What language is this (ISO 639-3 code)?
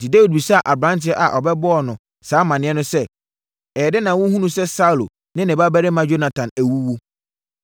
aka